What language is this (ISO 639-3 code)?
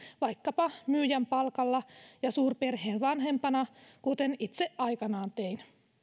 fin